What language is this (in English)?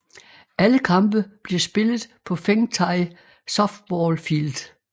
Danish